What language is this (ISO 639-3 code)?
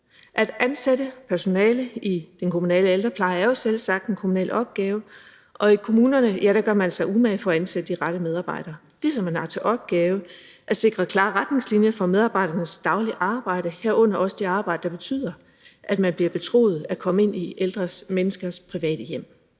dan